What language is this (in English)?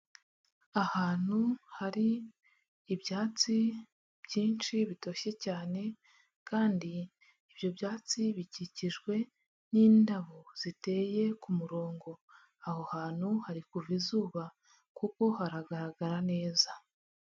Kinyarwanda